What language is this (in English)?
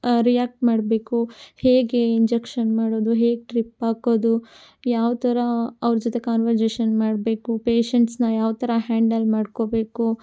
Kannada